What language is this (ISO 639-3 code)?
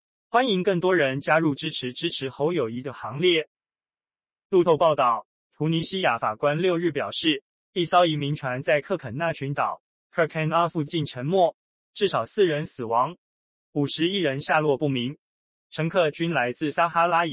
zho